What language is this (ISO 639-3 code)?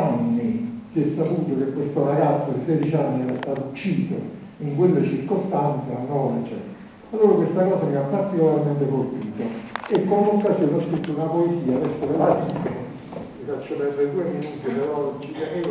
ita